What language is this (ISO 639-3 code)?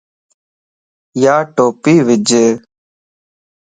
lss